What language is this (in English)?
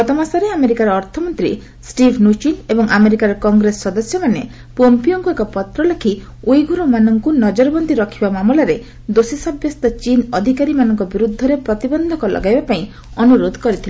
Odia